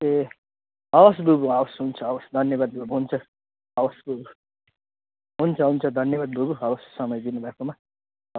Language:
Nepali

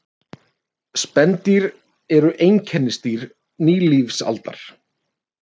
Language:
Icelandic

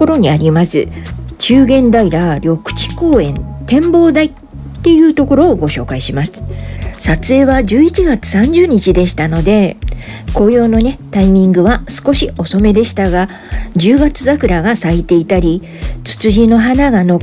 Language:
Japanese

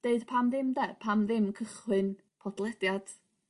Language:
Welsh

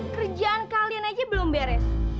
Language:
Indonesian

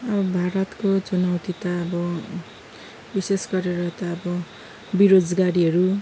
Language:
Nepali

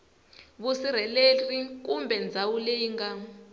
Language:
Tsonga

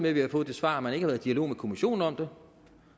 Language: Danish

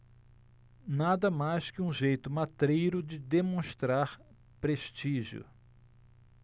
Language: Portuguese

